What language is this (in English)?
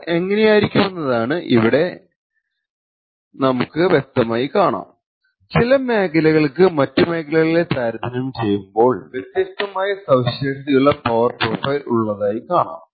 Malayalam